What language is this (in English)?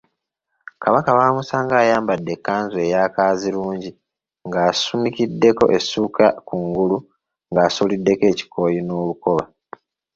Ganda